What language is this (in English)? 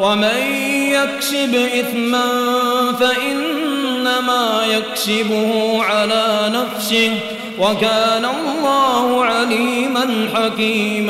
Arabic